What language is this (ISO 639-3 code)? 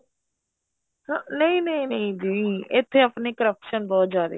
pan